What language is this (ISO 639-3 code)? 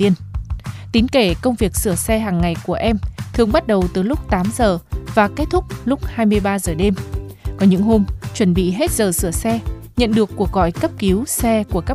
vie